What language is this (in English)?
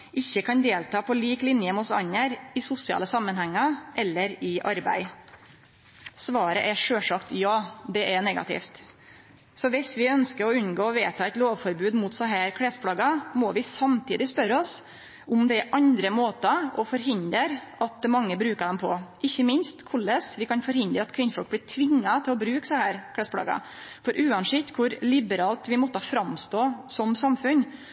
Norwegian Nynorsk